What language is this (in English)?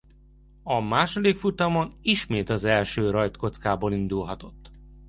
Hungarian